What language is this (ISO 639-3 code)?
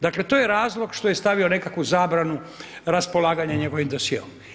hrv